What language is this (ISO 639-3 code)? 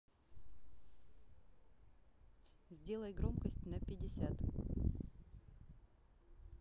rus